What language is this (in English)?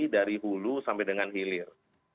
Indonesian